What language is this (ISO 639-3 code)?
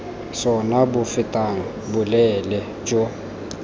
tsn